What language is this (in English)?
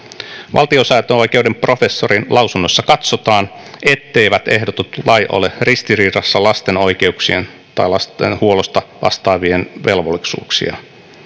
Finnish